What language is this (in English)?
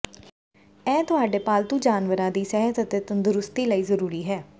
Punjabi